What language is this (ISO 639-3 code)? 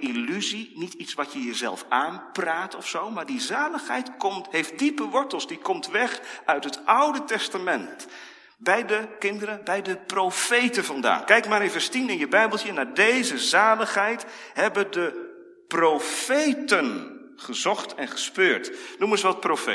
nld